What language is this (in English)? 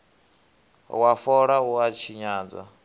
Venda